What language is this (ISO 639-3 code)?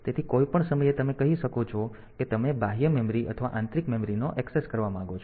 guj